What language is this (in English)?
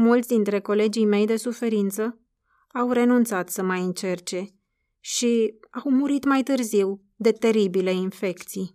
Romanian